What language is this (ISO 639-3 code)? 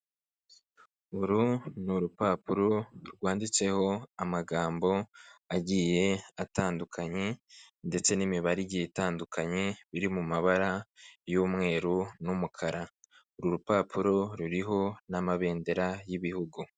kin